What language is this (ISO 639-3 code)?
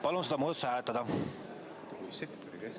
est